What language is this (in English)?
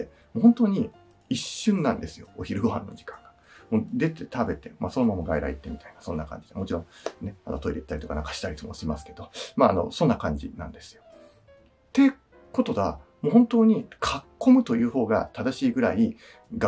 Japanese